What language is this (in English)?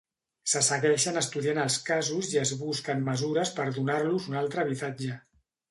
Catalan